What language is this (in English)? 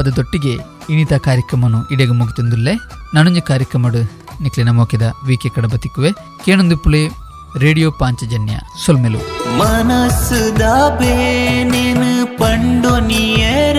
Kannada